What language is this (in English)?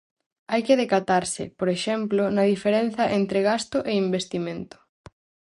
Galician